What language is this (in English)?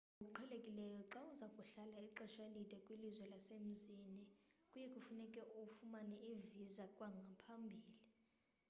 Xhosa